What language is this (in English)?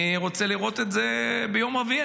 Hebrew